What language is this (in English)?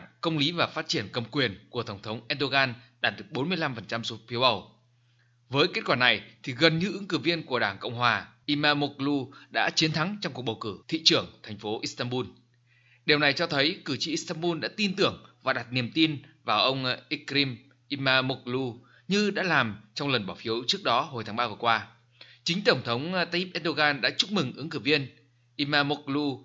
Vietnamese